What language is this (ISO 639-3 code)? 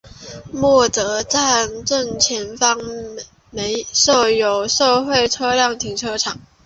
zho